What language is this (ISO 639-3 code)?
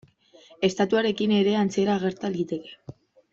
eus